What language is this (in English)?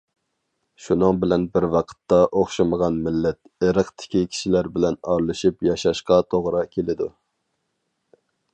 Uyghur